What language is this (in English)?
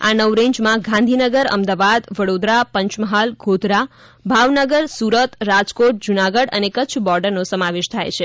Gujarati